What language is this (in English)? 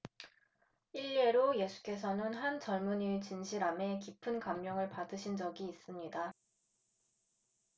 Korean